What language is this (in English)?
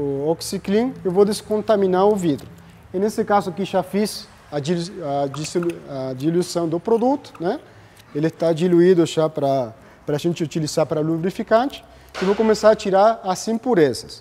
Portuguese